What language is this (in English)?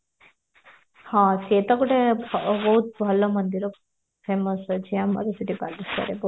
Odia